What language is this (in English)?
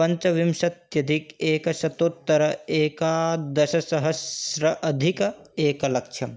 Sanskrit